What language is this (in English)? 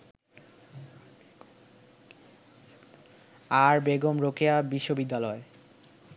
Bangla